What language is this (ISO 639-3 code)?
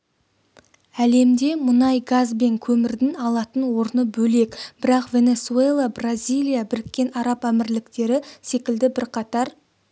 kaz